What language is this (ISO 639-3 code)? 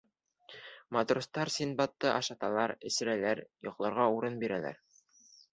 bak